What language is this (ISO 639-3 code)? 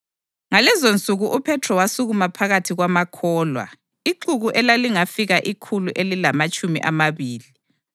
nde